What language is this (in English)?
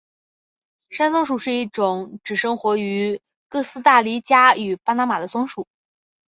Chinese